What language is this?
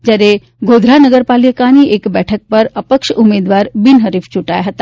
Gujarati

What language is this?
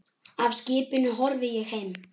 Icelandic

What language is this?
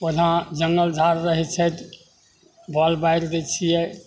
Maithili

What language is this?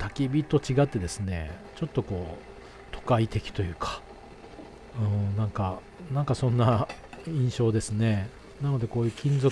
Japanese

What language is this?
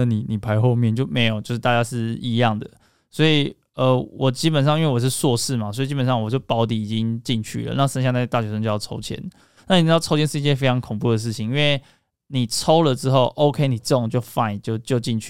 Chinese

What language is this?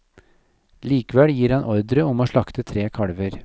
Norwegian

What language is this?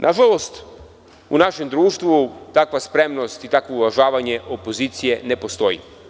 Serbian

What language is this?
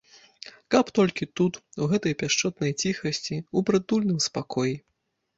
Belarusian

